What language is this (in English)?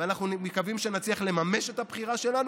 Hebrew